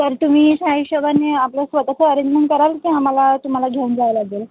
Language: Marathi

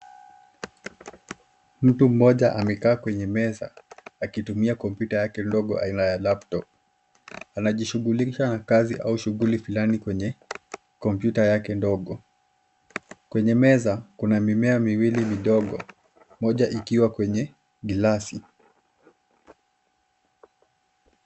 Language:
Swahili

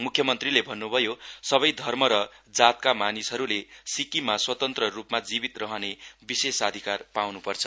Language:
Nepali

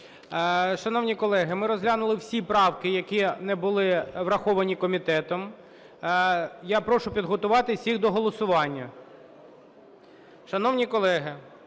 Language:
Ukrainian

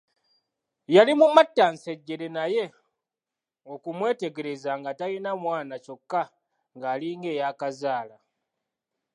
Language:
Ganda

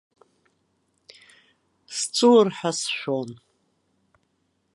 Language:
Abkhazian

